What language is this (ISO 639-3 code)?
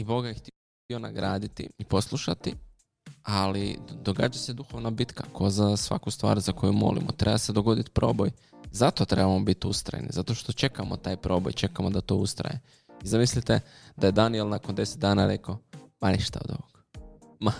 hrv